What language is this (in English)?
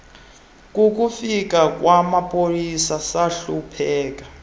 Xhosa